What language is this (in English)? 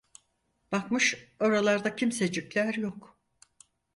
Turkish